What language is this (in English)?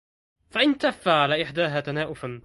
Arabic